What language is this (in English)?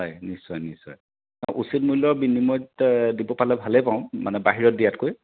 Assamese